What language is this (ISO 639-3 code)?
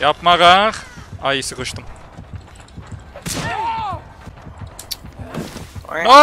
tur